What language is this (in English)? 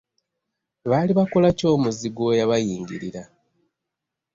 Ganda